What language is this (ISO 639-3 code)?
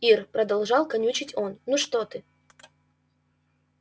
rus